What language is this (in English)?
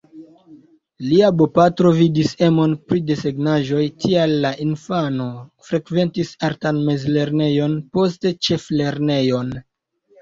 Esperanto